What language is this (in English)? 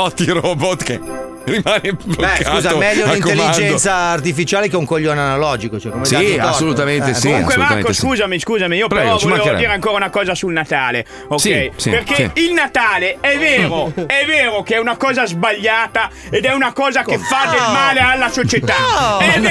Italian